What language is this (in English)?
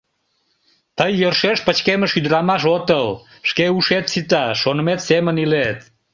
Mari